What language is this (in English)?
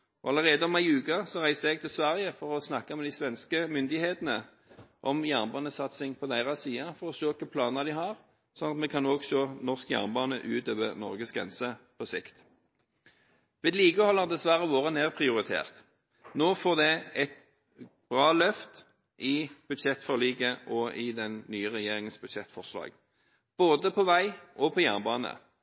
Norwegian Bokmål